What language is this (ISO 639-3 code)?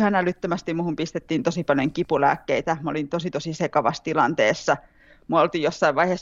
fin